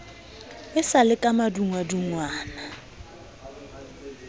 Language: Southern Sotho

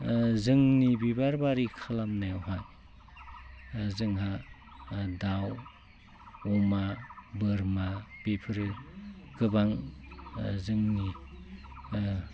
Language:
Bodo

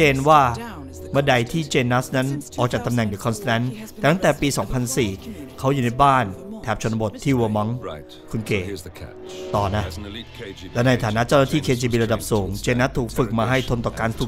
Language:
Thai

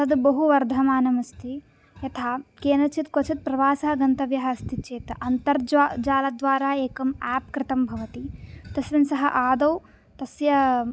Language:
Sanskrit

